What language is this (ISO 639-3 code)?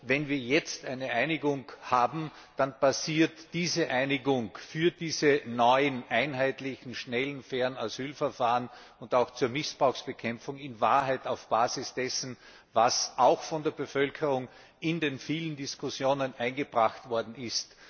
deu